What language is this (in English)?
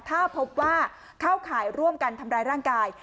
Thai